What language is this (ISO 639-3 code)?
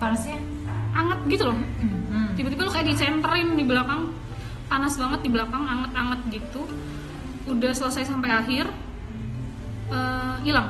ind